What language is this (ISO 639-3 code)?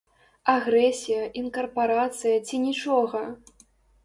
bel